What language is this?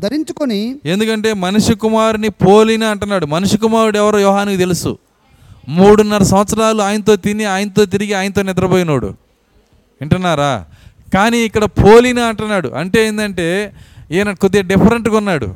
Telugu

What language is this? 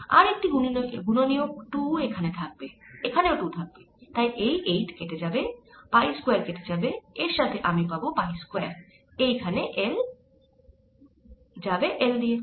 Bangla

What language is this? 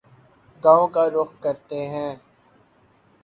Urdu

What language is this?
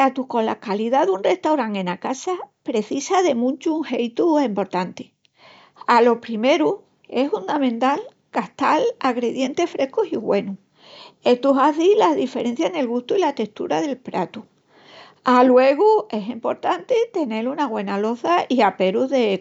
Extremaduran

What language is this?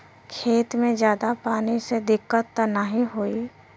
Bhojpuri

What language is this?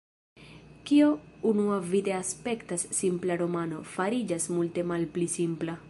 Esperanto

